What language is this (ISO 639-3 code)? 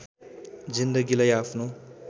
nep